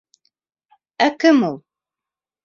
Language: Bashkir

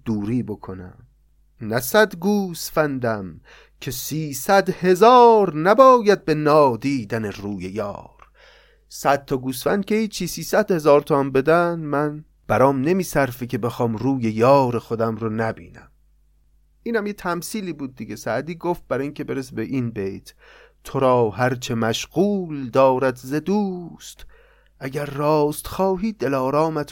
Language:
Persian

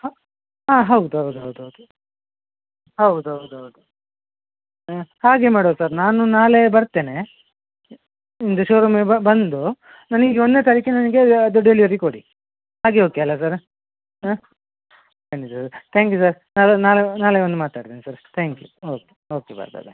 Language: Kannada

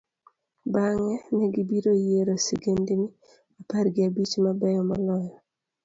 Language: Luo (Kenya and Tanzania)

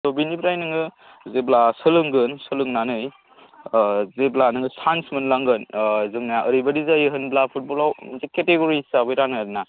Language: Bodo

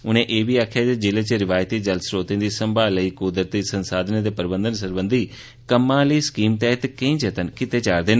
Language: Dogri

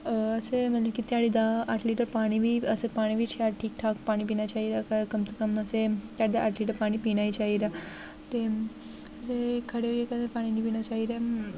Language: Dogri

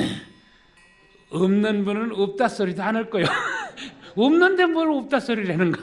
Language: Korean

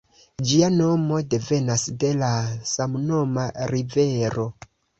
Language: Esperanto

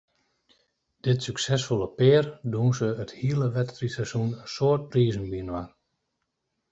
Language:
Western Frisian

